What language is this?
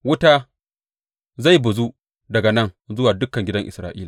Hausa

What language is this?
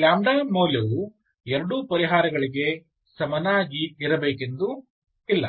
Kannada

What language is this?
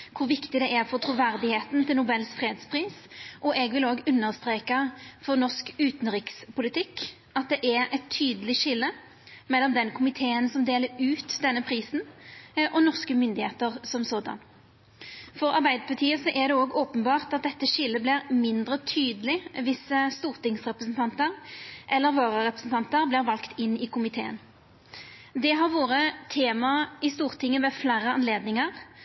Norwegian Nynorsk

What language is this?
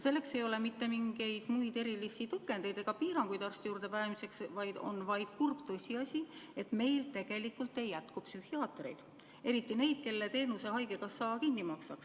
Estonian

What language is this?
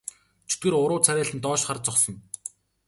Mongolian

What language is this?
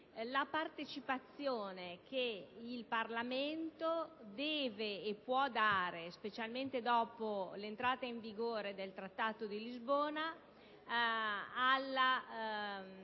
Italian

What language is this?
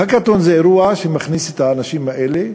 Hebrew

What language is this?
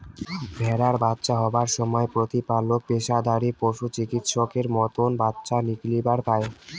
Bangla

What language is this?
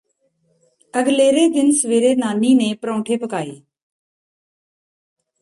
Punjabi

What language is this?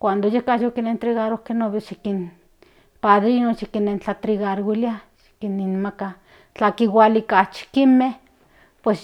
Central Nahuatl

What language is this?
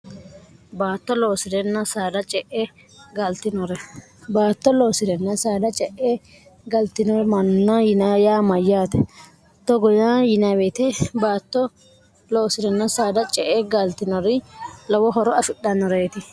Sidamo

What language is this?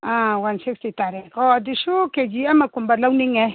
Manipuri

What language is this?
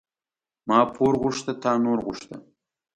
Pashto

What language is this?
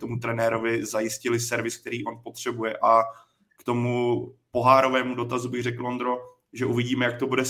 Czech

